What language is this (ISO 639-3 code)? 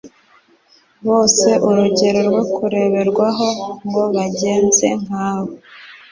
kin